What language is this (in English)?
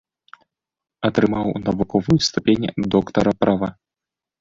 Belarusian